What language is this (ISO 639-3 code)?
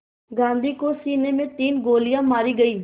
hin